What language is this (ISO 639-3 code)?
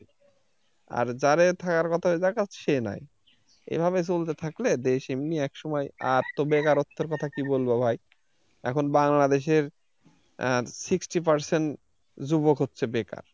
ben